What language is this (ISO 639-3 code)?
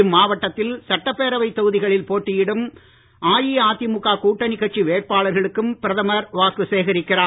tam